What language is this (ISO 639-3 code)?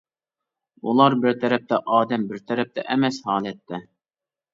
uig